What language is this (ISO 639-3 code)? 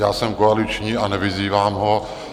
ces